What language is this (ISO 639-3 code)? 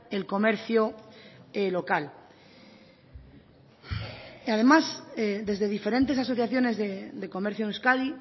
spa